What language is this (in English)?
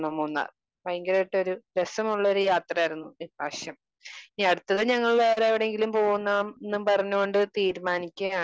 Malayalam